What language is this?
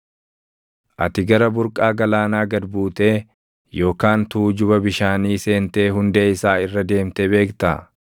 Oromo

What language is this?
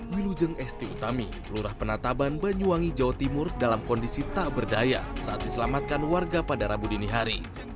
Indonesian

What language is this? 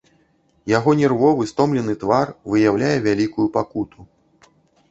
Belarusian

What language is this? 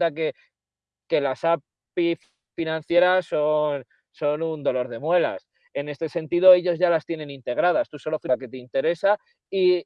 Spanish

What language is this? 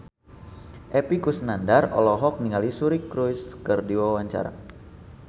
Sundanese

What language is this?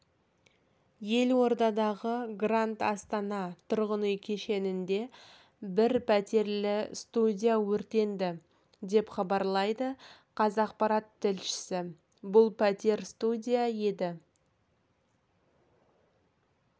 Kazakh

